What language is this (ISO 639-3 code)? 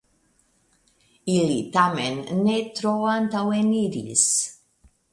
epo